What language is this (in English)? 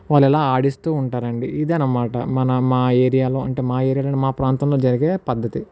Telugu